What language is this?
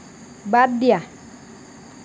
Assamese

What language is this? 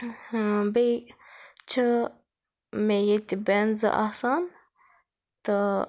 Kashmiri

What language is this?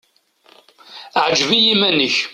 Kabyle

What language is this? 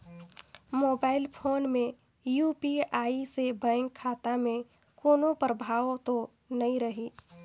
Chhattisgarhi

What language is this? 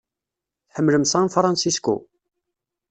Kabyle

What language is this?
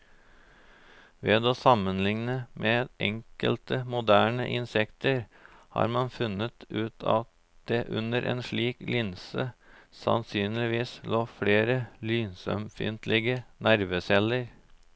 Norwegian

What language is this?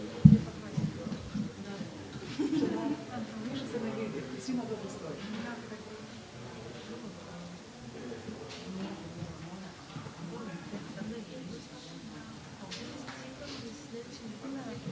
Croatian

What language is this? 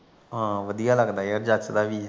Punjabi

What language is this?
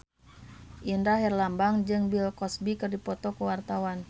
Sundanese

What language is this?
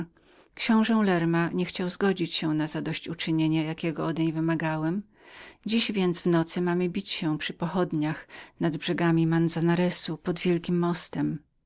Polish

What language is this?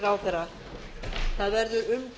Icelandic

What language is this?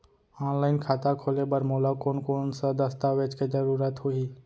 Chhattisgarhi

